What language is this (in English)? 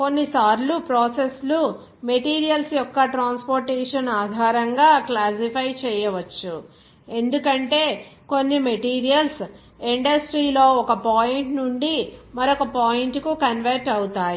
Telugu